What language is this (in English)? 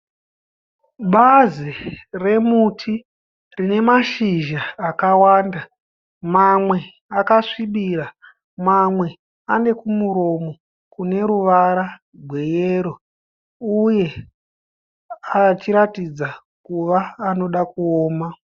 Shona